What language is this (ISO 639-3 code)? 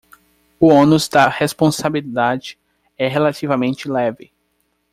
por